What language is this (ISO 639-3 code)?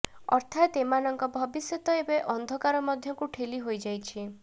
ori